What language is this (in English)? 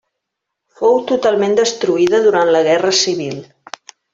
Catalan